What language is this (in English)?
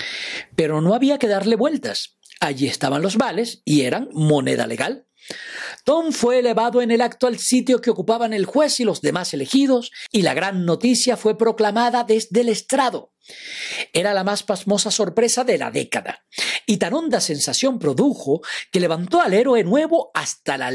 Spanish